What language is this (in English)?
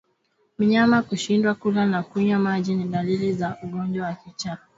Swahili